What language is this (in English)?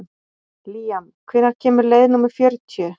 Icelandic